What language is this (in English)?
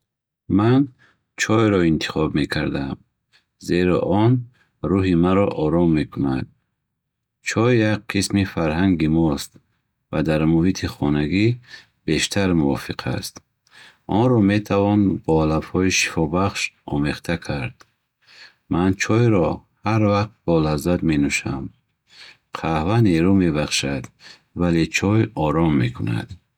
Bukharic